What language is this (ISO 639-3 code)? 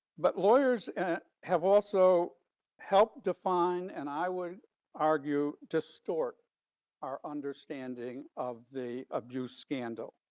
eng